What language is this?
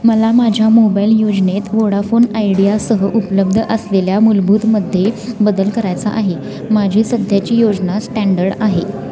Marathi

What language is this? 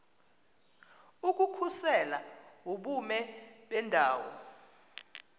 Xhosa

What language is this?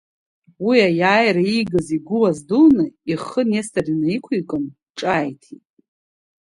Abkhazian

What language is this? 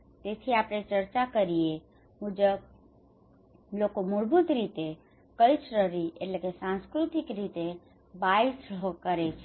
Gujarati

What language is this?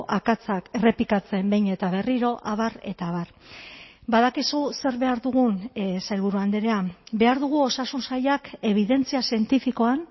Basque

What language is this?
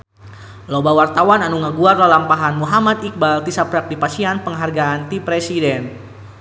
Sundanese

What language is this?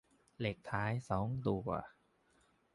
Thai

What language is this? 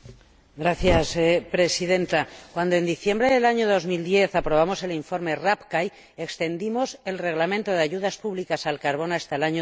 Spanish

